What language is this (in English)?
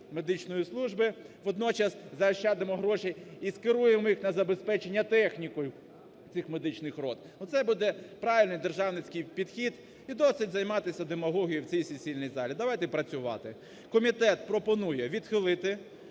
Ukrainian